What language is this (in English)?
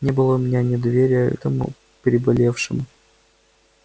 Russian